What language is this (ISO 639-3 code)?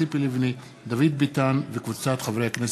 heb